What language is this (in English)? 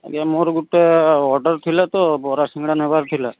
Odia